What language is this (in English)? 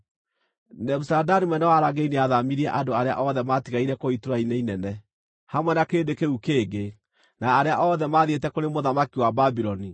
Kikuyu